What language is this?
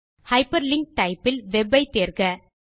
Tamil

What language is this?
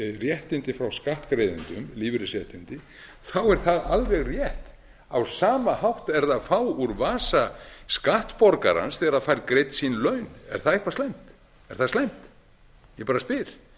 Icelandic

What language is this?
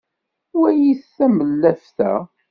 Kabyle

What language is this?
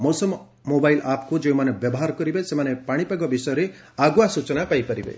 Odia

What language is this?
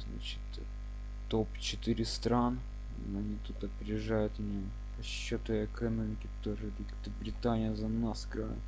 Russian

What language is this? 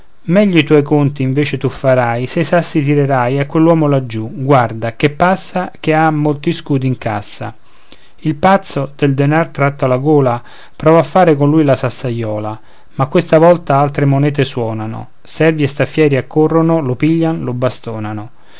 Italian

